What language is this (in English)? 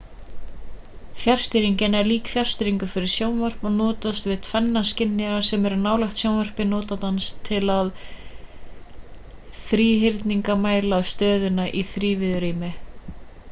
Icelandic